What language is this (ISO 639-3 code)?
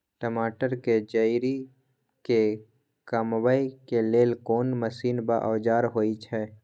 mai